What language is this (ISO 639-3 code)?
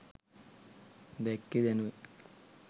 sin